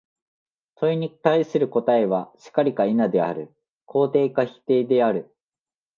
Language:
Japanese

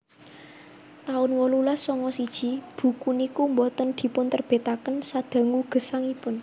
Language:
Javanese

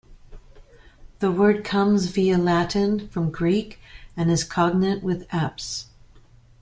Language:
English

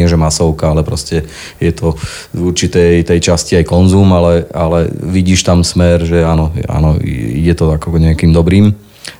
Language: Slovak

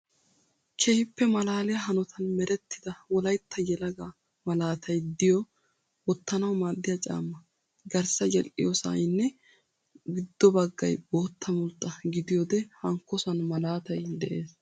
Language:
Wolaytta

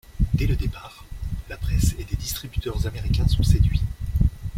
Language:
French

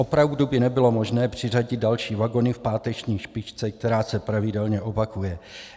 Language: Czech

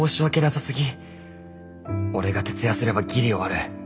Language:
Japanese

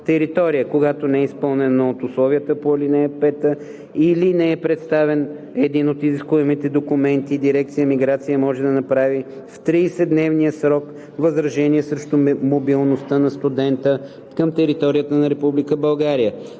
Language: Bulgarian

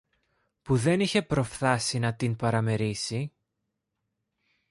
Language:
Greek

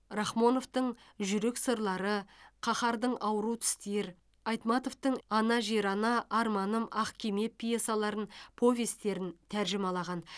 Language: Kazakh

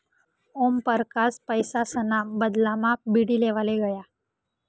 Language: Marathi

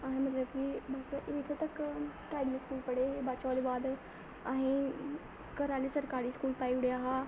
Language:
Dogri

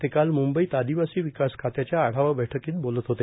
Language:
Marathi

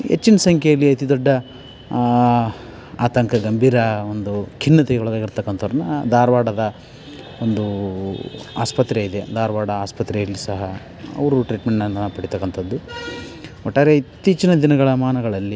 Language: Kannada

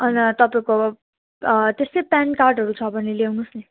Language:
Nepali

